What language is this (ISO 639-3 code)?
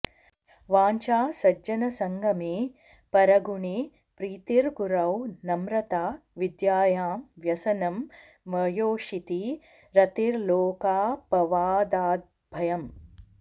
san